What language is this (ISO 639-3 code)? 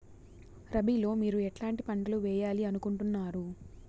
tel